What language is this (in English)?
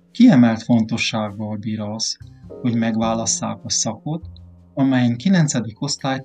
Hungarian